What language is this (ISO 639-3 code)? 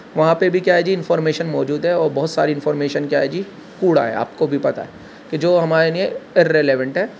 urd